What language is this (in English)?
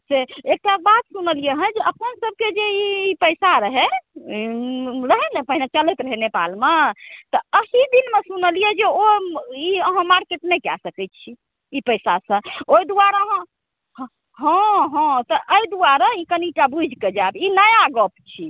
Maithili